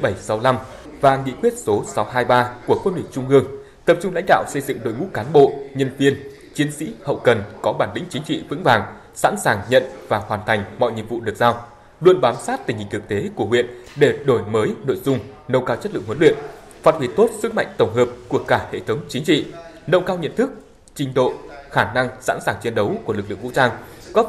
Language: Vietnamese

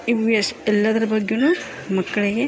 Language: Kannada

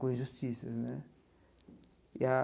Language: Portuguese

